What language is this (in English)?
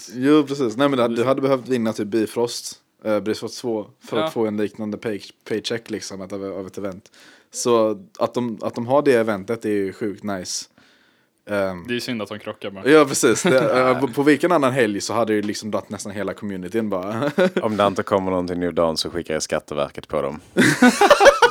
Swedish